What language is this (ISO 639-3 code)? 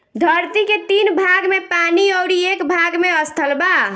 bho